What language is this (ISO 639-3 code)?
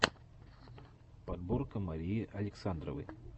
rus